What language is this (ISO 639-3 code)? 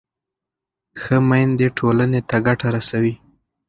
pus